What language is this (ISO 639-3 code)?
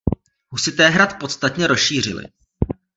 ces